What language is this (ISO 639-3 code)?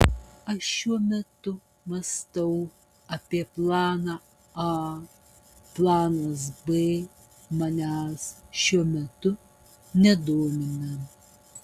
lit